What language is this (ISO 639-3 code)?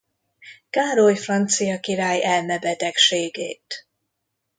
hun